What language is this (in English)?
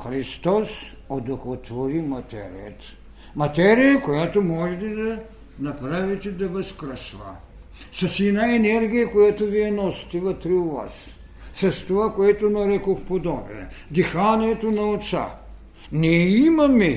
Bulgarian